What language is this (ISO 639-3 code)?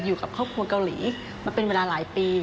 tha